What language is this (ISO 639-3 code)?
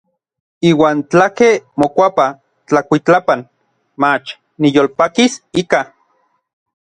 nlv